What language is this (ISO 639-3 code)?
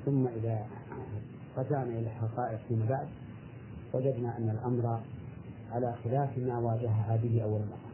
ara